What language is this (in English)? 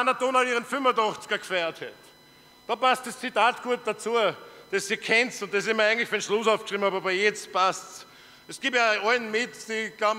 German